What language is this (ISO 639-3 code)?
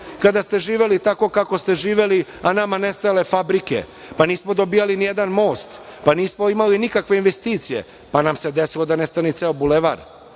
srp